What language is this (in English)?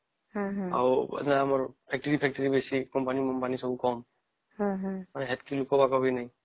Odia